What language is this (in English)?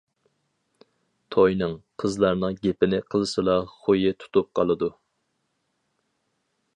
Uyghur